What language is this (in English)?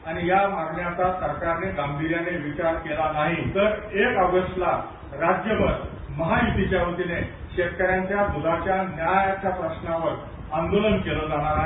Marathi